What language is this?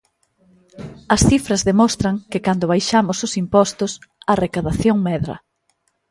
Galician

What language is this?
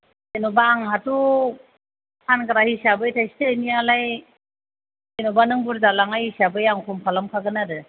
Bodo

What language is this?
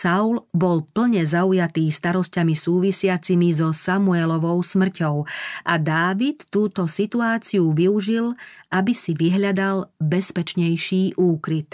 Slovak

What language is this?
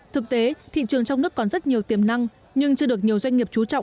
Vietnamese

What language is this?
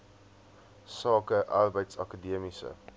Afrikaans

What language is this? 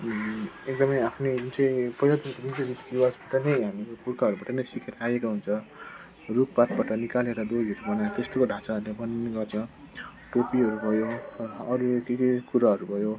Nepali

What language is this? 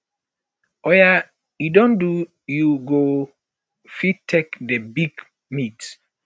Nigerian Pidgin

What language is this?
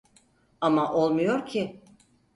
Turkish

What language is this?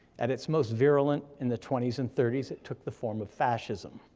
English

